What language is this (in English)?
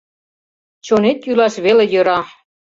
Mari